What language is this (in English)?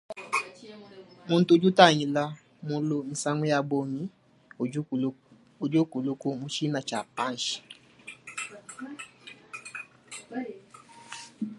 Luba-Lulua